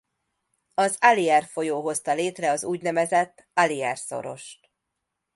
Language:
Hungarian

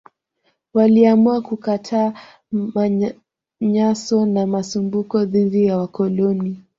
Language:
Swahili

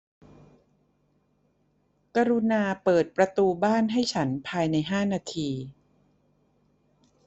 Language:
Thai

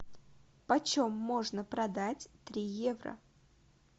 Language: Russian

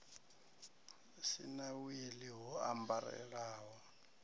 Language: Venda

